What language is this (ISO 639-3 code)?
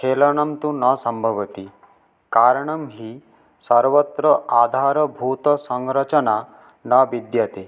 san